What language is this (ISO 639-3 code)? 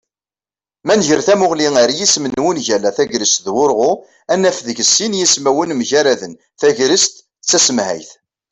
kab